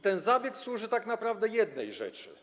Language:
Polish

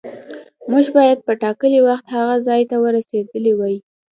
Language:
Pashto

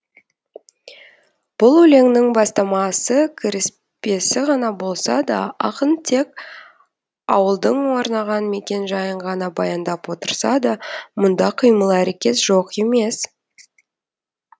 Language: Kazakh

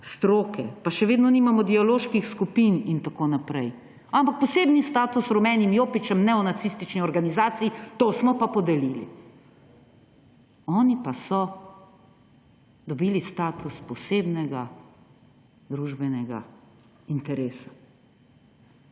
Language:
Slovenian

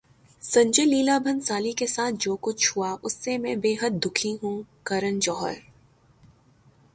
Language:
Urdu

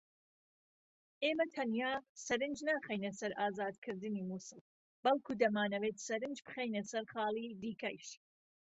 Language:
Central Kurdish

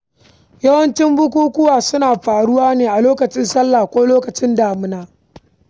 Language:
Hausa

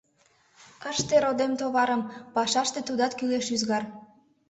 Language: Mari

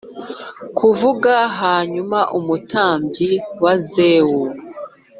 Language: Kinyarwanda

